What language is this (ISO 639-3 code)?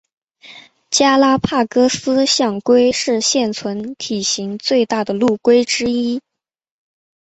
zho